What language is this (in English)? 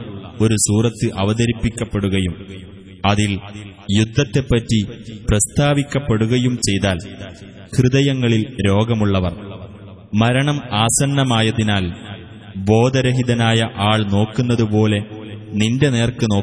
Arabic